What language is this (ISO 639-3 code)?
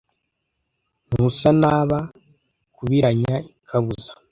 kin